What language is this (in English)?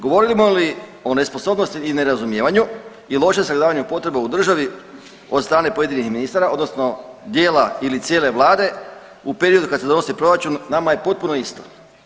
Croatian